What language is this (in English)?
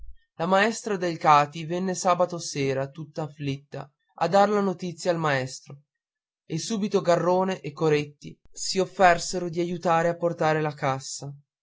Italian